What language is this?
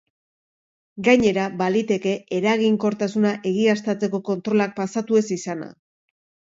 Basque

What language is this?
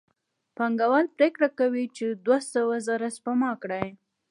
Pashto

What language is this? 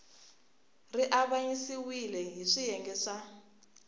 Tsonga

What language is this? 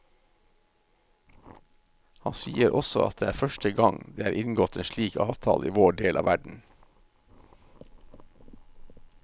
Norwegian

